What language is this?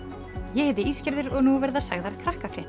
Icelandic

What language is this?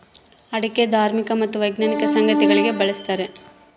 Kannada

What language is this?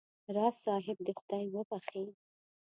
Pashto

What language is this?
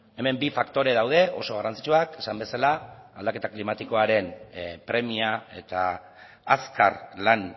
Basque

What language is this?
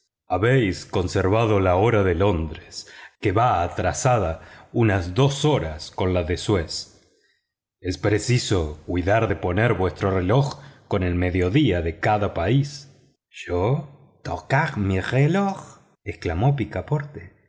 Spanish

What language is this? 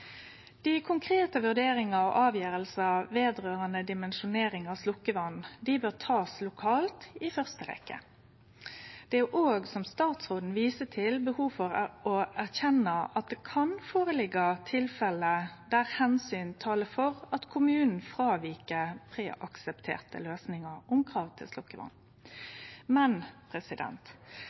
Norwegian Nynorsk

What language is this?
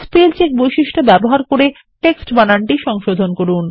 Bangla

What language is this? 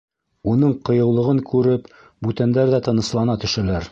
Bashkir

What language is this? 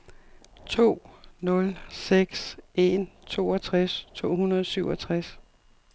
Danish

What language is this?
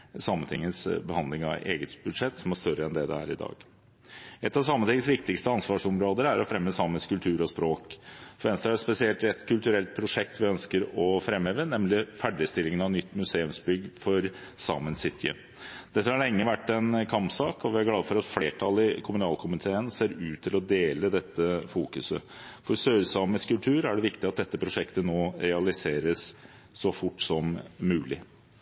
Norwegian Bokmål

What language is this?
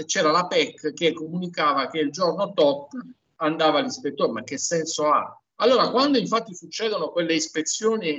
Italian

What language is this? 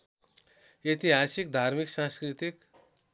Nepali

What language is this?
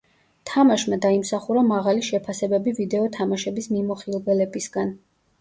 Georgian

